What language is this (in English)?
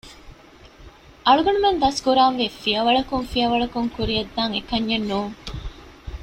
Divehi